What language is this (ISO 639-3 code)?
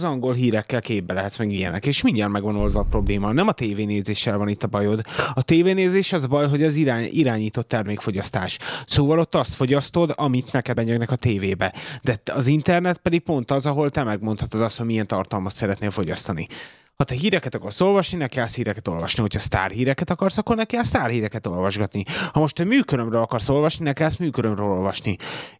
hun